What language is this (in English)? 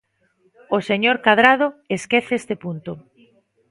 Galician